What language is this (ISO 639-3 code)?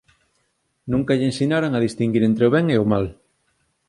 glg